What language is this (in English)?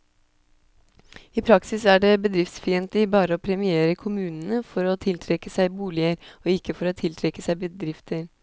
Norwegian